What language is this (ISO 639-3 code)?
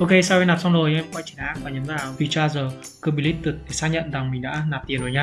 vie